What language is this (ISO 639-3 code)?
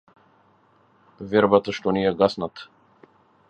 mkd